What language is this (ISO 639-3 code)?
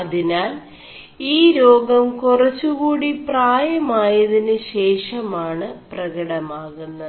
mal